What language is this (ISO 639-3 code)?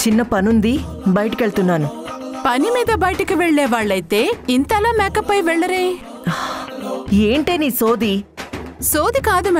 tel